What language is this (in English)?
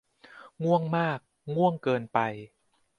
Thai